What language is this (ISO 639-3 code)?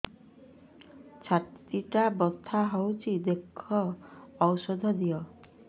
ori